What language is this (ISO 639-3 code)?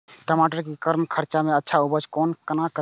mai